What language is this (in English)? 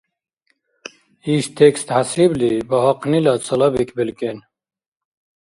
Dargwa